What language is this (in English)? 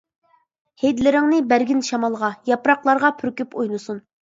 Uyghur